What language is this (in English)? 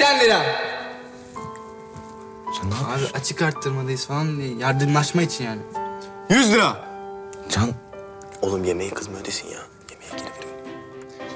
Turkish